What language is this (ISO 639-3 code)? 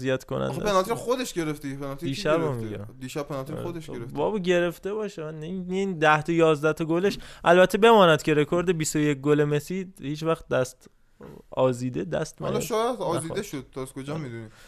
fas